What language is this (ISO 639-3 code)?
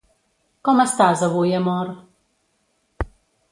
cat